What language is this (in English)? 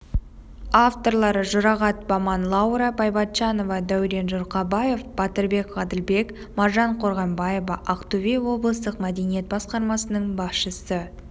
Kazakh